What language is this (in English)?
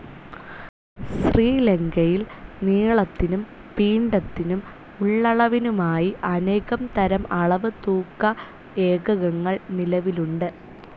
Malayalam